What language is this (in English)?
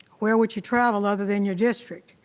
English